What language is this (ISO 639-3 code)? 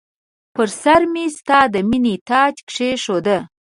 pus